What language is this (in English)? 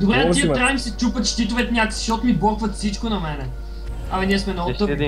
Bulgarian